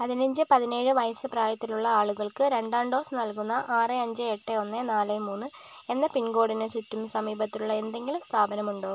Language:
Malayalam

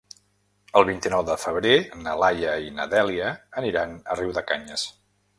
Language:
Catalan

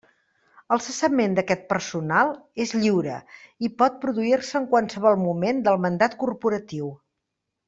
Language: Catalan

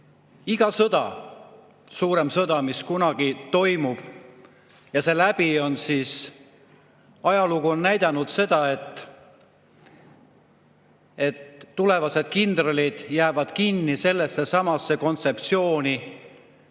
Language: Estonian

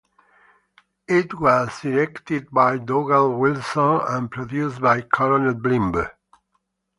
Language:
English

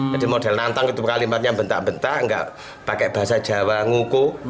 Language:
Indonesian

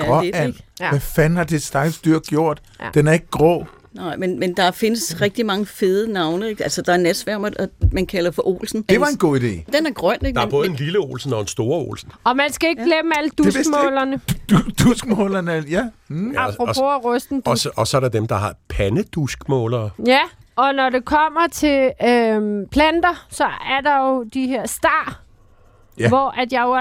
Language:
Danish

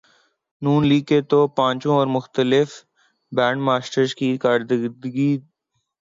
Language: Urdu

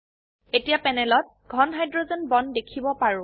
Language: Assamese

